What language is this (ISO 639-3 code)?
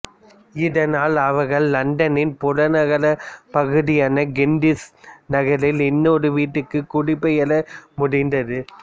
tam